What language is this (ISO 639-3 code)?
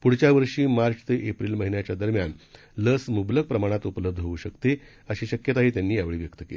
mar